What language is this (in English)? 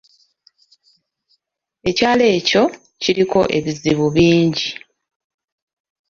Ganda